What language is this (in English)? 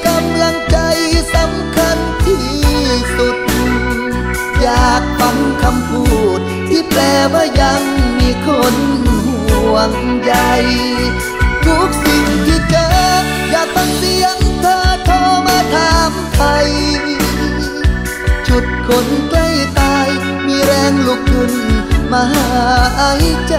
Thai